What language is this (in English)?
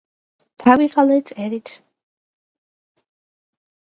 Georgian